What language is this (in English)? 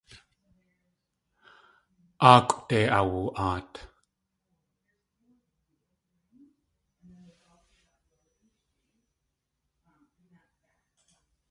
Tlingit